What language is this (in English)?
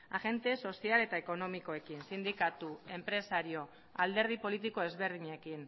Basque